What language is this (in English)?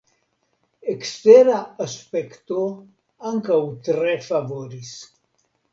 Esperanto